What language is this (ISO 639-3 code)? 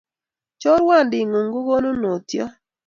kln